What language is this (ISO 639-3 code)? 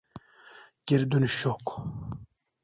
tur